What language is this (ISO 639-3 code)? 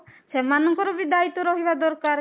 ori